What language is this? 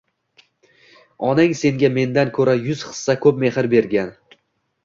Uzbek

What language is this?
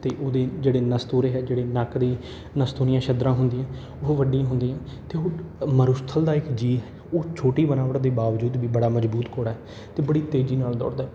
Punjabi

